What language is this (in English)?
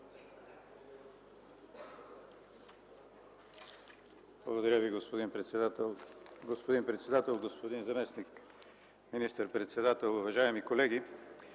Bulgarian